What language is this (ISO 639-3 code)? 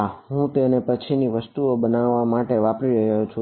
guj